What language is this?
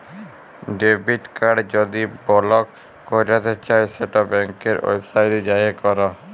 Bangla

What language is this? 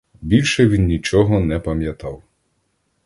Ukrainian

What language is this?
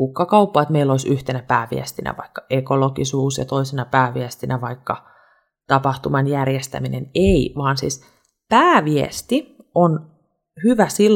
Finnish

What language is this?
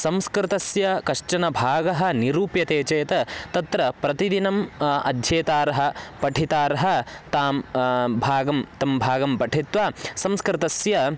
Sanskrit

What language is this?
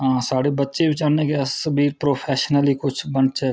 Dogri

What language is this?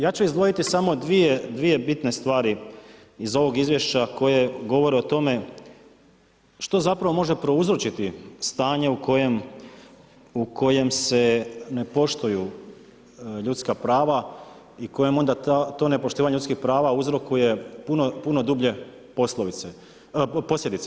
Croatian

